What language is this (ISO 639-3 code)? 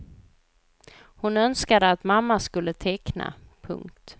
swe